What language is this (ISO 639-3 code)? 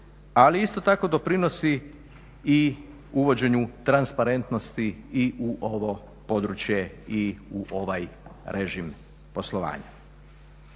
hrv